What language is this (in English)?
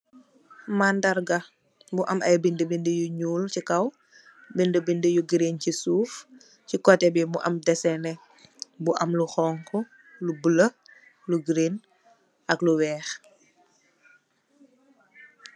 Wolof